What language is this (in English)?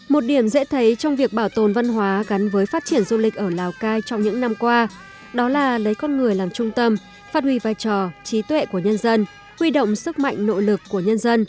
Vietnamese